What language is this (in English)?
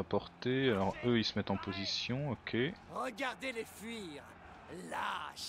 French